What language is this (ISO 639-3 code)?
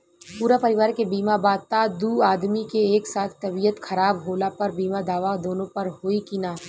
bho